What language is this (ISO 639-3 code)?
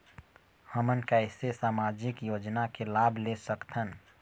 hne